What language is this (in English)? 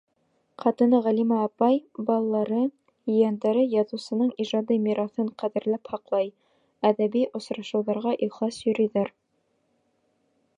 Bashkir